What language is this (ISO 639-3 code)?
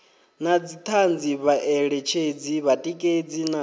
ven